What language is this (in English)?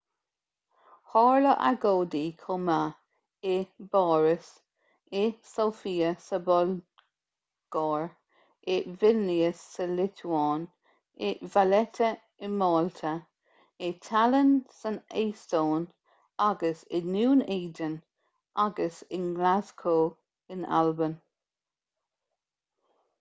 Irish